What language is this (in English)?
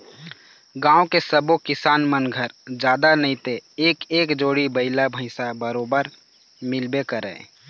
Chhattisgarhi